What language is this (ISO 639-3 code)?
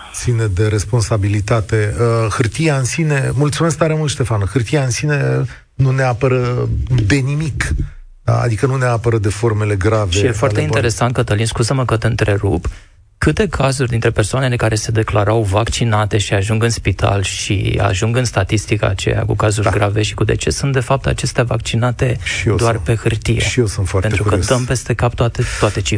ron